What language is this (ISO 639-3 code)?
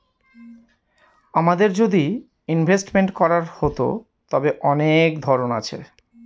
ben